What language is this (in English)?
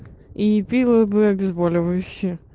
Russian